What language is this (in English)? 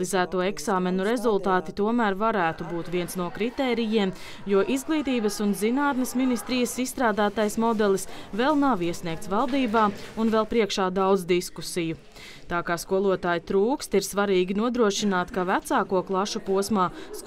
Latvian